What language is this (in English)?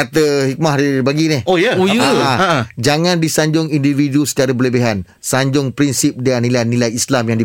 Malay